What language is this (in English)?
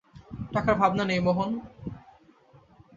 Bangla